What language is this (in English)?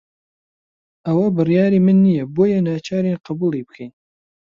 Central Kurdish